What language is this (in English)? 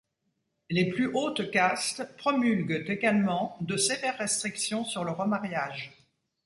French